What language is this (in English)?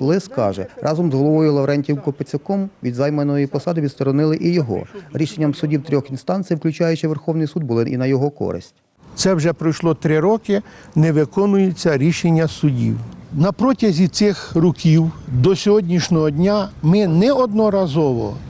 Ukrainian